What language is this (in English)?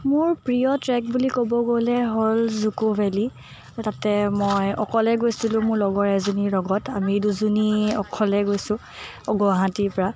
Assamese